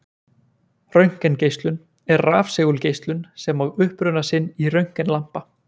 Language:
Icelandic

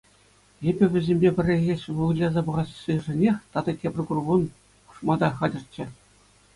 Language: Chuvash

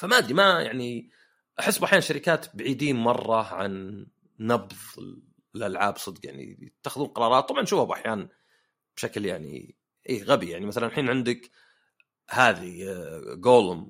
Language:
Arabic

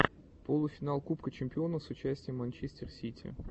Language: Russian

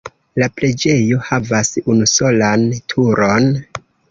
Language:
Esperanto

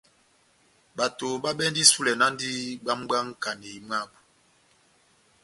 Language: Batanga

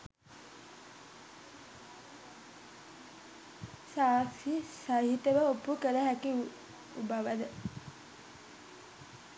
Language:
Sinhala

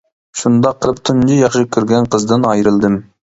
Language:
Uyghur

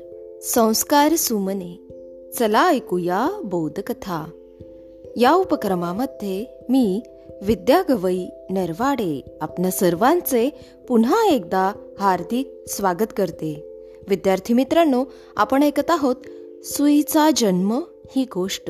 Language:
Marathi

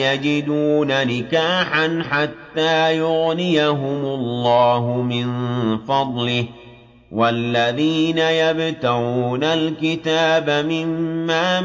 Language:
Arabic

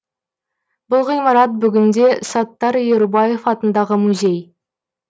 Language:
Kazakh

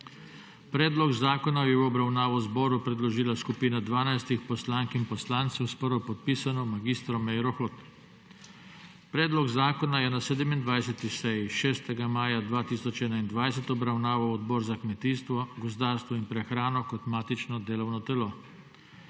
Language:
Slovenian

